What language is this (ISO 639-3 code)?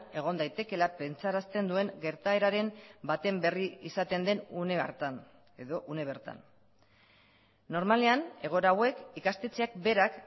eus